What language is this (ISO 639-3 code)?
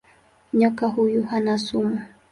swa